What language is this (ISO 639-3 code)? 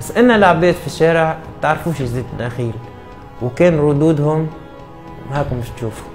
ara